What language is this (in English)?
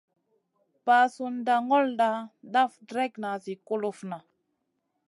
Masana